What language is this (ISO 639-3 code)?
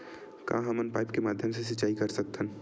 hne